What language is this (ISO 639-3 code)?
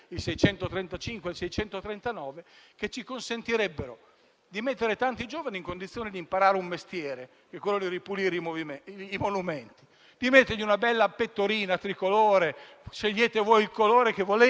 ita